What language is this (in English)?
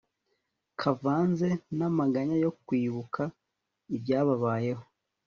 Kinyarwanda